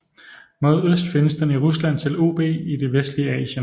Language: Danish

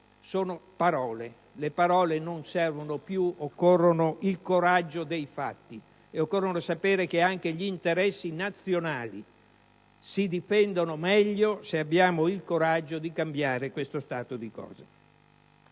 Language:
Italian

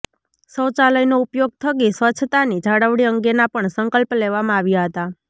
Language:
Gujarati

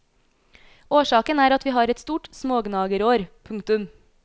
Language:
Norwegian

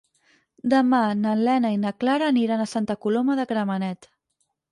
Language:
Catalan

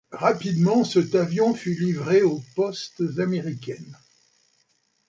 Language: French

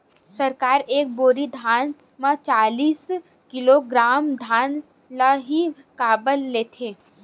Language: Chhattisgarhi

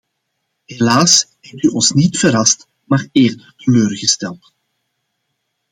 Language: Dutch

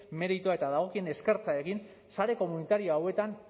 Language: Basque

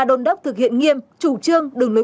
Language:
Vietnamese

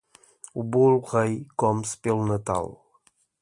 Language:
Portuguese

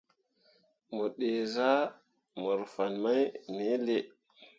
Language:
Mundang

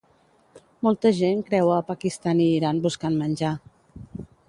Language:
Catalan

